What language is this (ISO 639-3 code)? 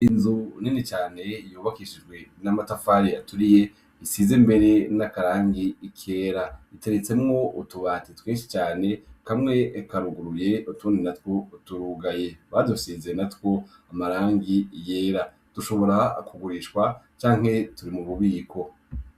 run